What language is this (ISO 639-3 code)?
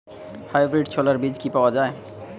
ben